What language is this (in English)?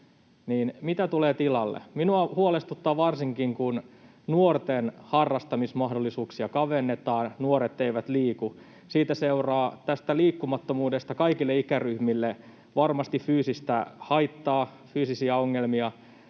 Finnish